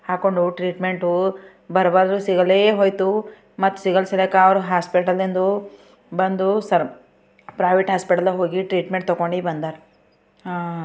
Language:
Kannada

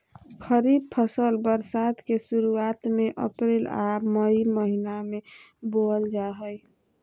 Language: Magahi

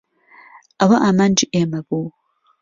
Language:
Central Kurdish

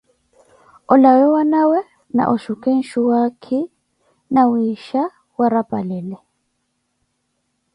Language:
Koti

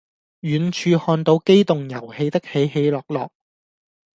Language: Cantonese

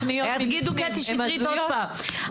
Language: Hebrew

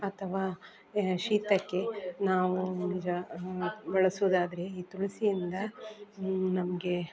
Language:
Kannada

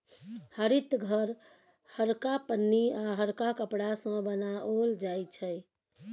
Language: Maithili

